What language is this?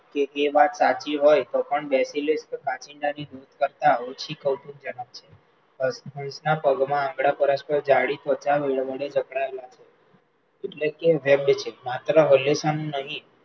Gujarati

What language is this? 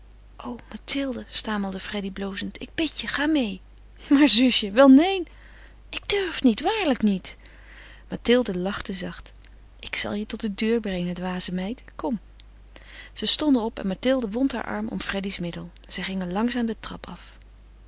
Dutch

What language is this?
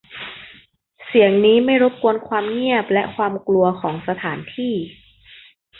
Thai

